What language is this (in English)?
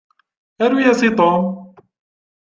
Kabyle